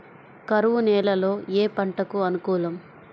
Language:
Telugu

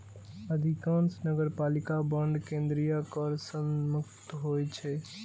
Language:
Maithili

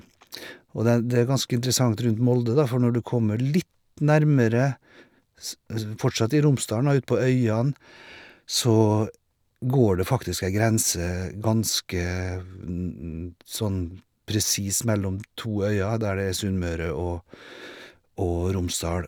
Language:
Norwegian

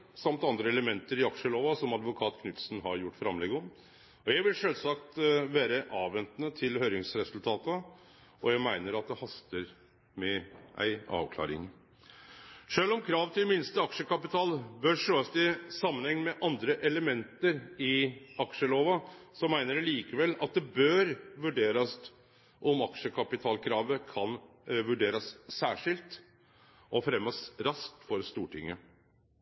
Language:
Norwegian Nynorsk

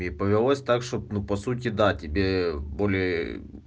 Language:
Russian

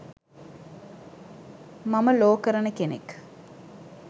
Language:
Sinhala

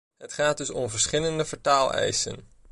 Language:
Dutch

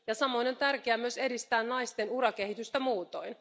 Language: Finnish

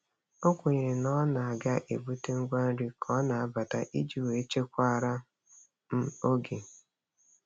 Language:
Igbo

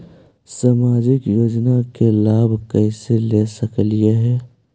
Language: Magahi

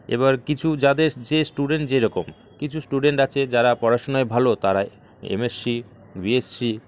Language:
Bangla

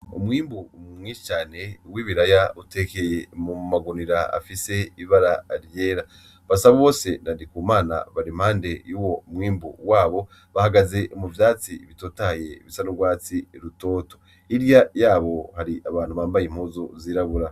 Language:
Rundi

